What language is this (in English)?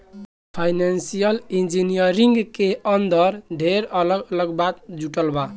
Bhojpuri